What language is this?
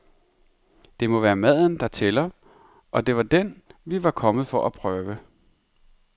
Danish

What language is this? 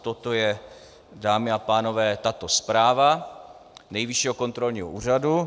Czech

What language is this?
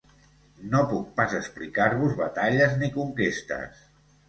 Catalan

